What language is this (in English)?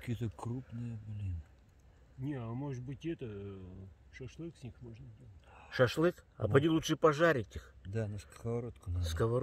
Russian